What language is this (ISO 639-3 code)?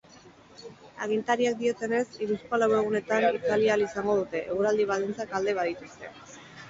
eus